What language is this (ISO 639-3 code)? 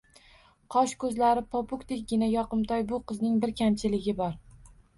uzb